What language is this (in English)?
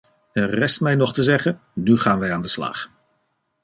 Dutch